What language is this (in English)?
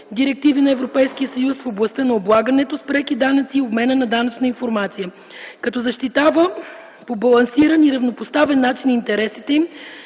Bulgarian